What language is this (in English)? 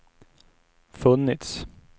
Swedish